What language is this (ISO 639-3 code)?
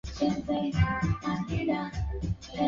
swa